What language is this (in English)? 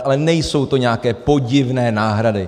Czech